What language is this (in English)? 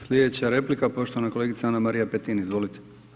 Croatian